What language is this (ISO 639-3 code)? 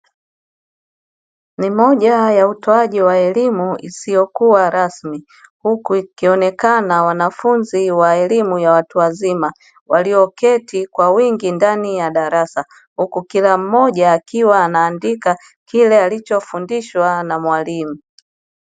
swa